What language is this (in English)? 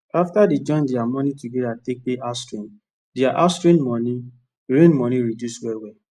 Nigerian Pidgin